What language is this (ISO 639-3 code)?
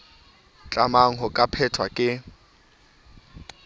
sot